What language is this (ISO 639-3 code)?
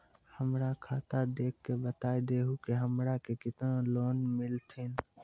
mai